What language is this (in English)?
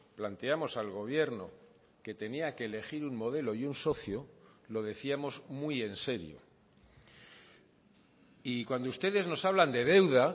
Spanish